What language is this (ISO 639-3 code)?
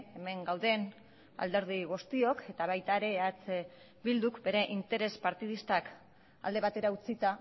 eus